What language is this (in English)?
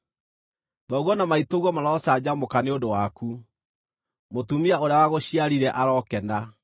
Kikuyu